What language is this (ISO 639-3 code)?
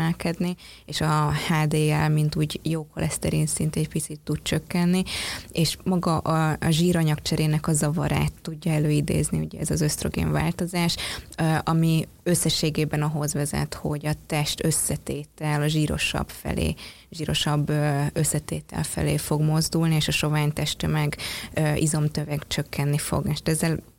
hun